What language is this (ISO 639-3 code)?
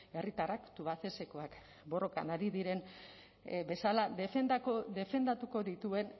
eus